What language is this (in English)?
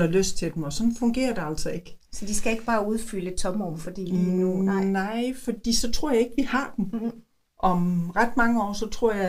Danish